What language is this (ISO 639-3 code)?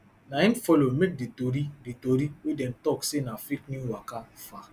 pcm